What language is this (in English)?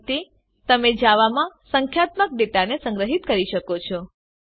Gujarati